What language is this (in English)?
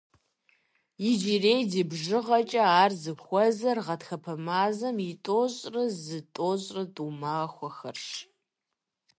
Kabardian